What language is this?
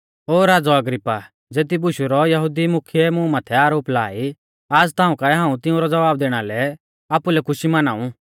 Mahasu Pahari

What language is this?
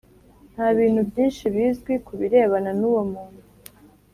Kinyarwanda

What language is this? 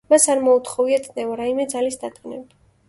Georgian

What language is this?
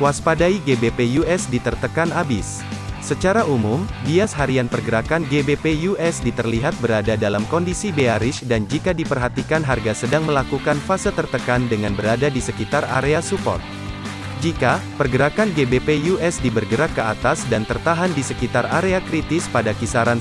Indonesian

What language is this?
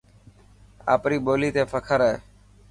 Dhatki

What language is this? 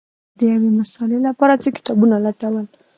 Pashto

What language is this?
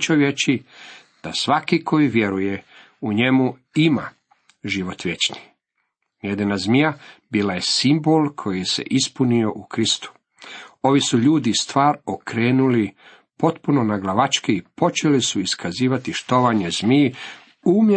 Croatian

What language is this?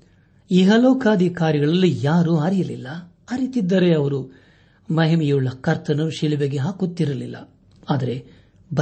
Kannada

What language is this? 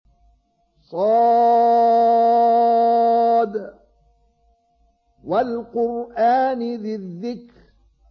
Arabic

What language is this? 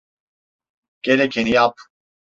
Turkish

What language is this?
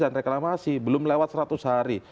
Indonesian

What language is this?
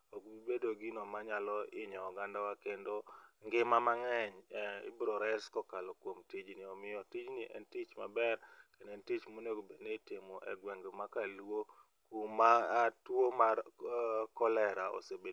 Luo (Kenya and Tanzania)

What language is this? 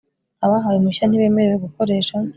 Kinyarwanda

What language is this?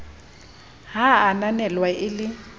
Southern Sotho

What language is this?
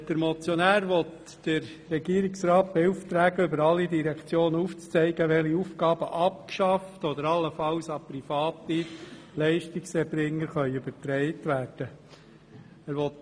Swiss German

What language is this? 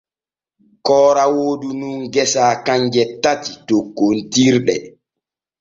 Borgu Fulfulde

